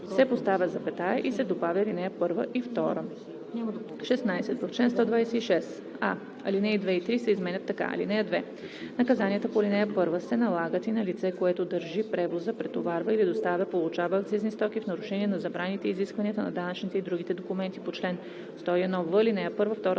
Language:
Bulgarian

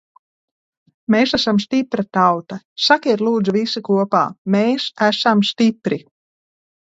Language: Latvian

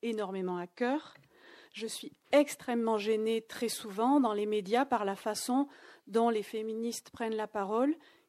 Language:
French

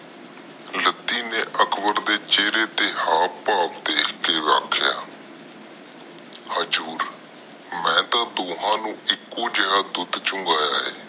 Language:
Punjabi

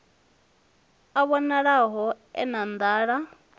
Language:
Venda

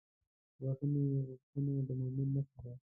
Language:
Pashto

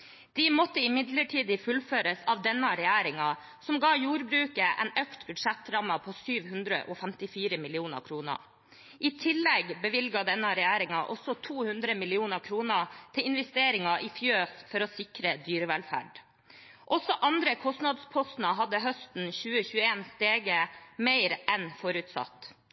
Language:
Norwegian Bokmål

